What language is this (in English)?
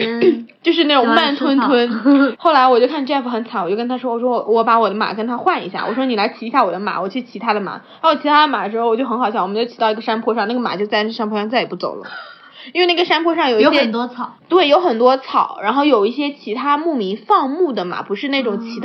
Chinese